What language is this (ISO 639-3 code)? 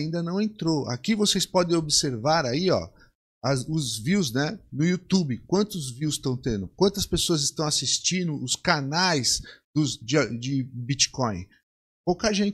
por